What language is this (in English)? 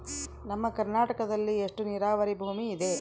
Kannada